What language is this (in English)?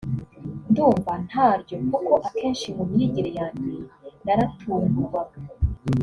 Kinyarwanda